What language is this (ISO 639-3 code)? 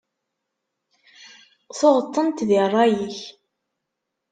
kab